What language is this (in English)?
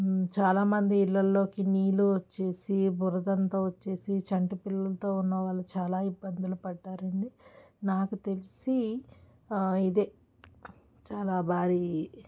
Telugu